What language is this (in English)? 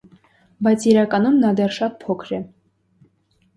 Armenian